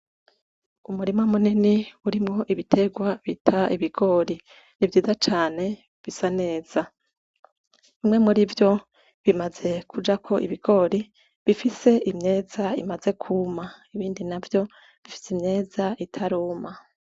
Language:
Rundi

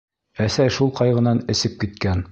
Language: Bashkir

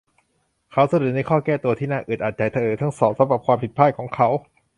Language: Thai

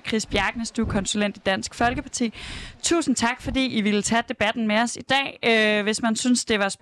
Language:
Danish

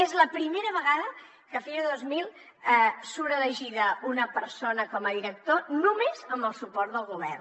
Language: Catalan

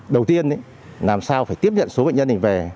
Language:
Vietnamese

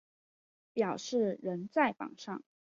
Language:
Chinese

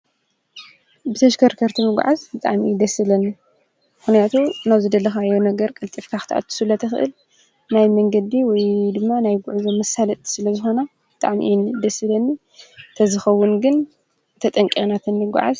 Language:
Tigrinya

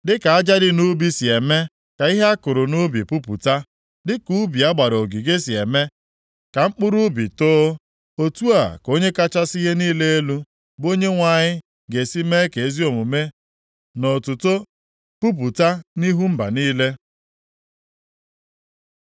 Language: Igbo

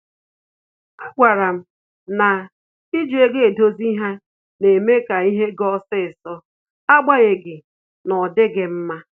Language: Igbo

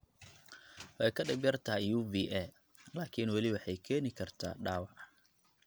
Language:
Somali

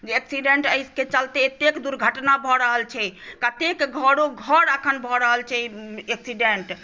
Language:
Maithili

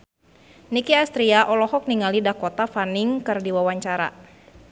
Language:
Sundanese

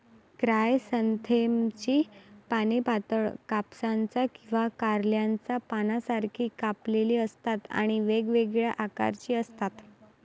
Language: Marathi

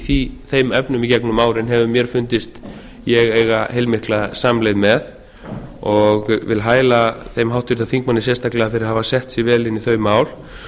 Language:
Icelandic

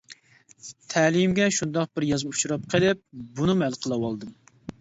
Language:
Uyghur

